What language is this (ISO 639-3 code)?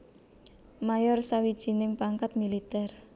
jav